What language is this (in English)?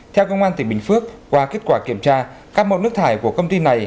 Vietnamese